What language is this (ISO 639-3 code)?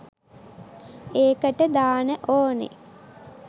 sin